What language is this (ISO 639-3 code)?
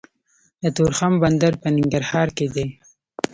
pus